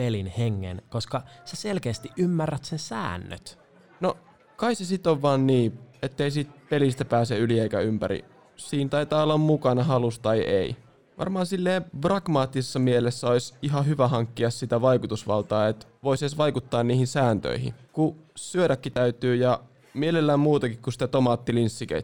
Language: Finnish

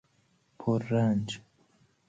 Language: Persian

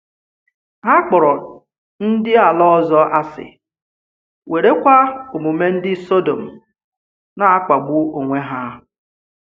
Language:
Igbo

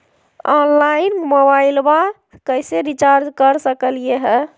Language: Magahi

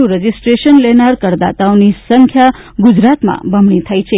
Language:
Gujarati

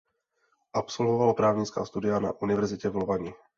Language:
Czech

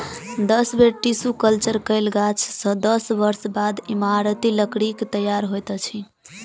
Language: Maithili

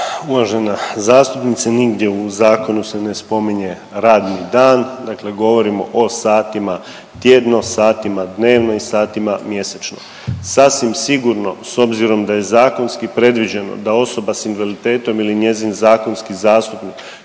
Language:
Croatian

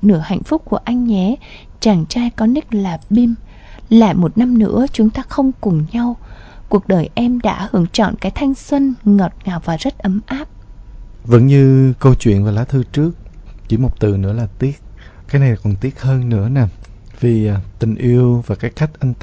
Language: Vietnamese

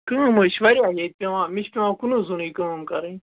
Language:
Kashmiri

